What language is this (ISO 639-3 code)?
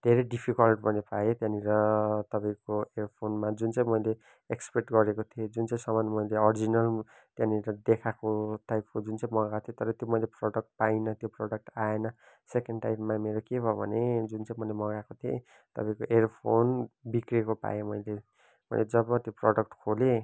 nep